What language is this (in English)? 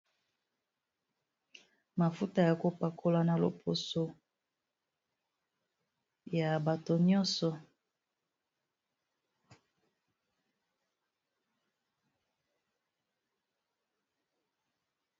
Lingala